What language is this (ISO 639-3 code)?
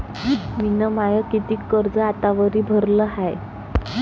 mar